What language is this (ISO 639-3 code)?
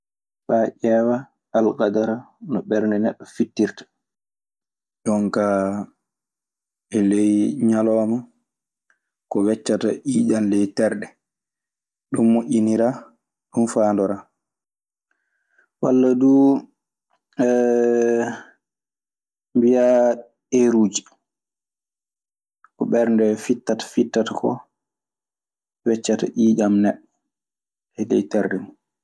ffm